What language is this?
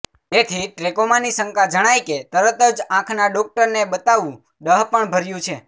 Gujarati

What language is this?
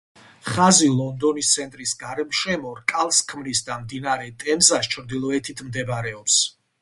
Georgian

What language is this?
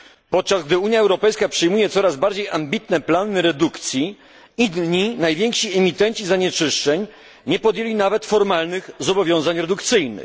Polish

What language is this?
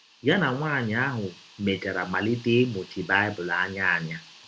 Igbo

